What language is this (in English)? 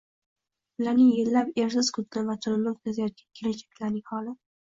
Uzbek